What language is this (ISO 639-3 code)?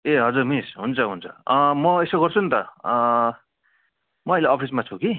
nep